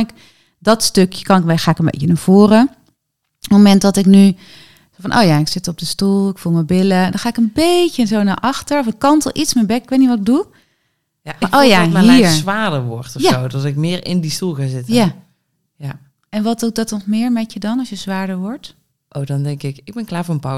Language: Dutch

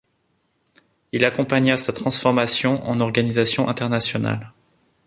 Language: French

